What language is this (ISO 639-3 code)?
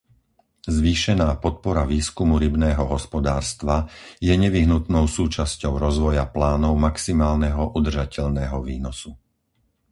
slk